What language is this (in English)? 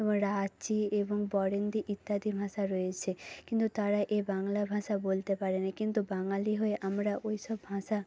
Bangla